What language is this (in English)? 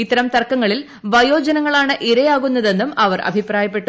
Malayalam